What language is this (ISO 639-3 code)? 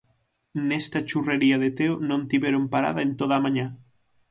glg